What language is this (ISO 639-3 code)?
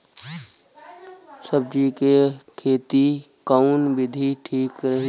bho